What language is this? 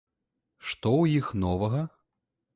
Belarusian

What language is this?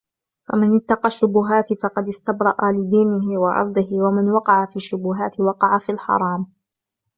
Arabic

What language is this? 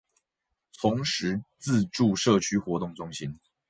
Chinese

